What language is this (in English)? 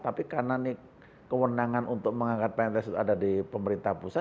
Indonesian